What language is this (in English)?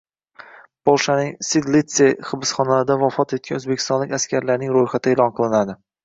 Uzbek